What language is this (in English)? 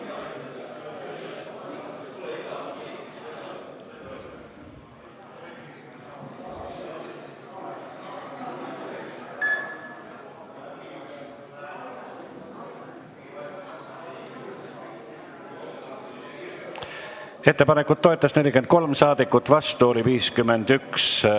Estonian